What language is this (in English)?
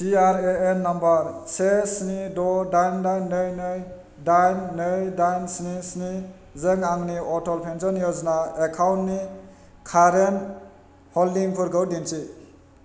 Bodo